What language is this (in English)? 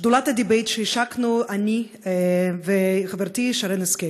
Hebrew